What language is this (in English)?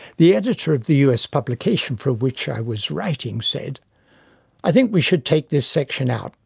English